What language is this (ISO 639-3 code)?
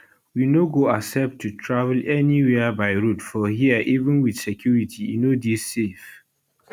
pcm